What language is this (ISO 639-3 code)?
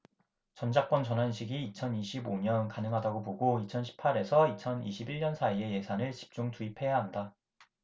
kor